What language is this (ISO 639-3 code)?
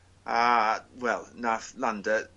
cym